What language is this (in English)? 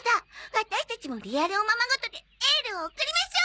Japanese